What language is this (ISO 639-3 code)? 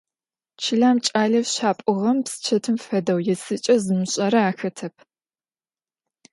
ady